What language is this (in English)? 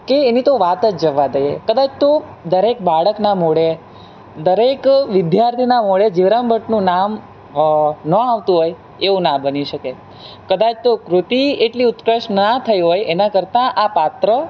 Gujarati